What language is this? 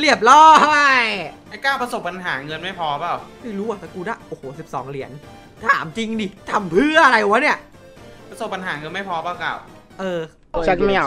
Thai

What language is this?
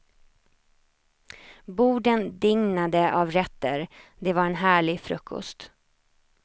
Swedish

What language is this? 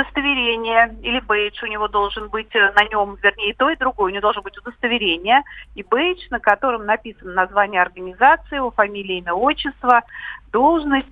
Russian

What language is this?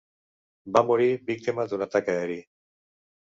Catalan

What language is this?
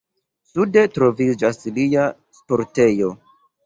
Esperanto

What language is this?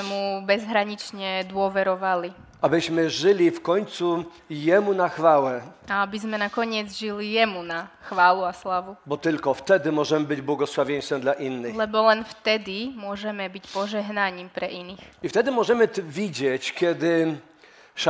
Slovak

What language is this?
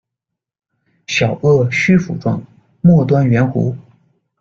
Chinese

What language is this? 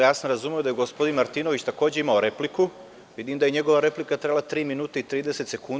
Serbian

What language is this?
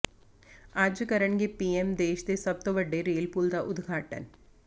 Punjabi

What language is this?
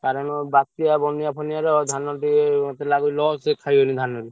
Odia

